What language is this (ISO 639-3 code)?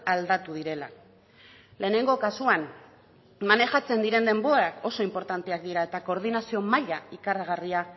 eus